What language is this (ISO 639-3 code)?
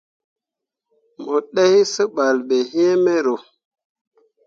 mua